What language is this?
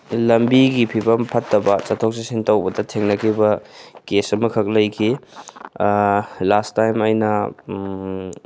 Manipuri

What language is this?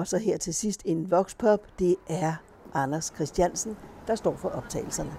Danish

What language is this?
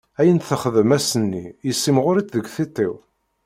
Kabyle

